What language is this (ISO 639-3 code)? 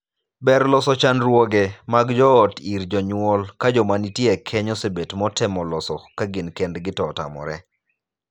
luo